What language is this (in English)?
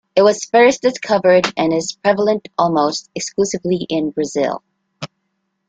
English